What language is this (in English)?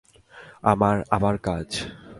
Bangla